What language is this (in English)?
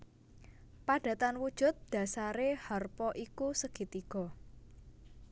Javanese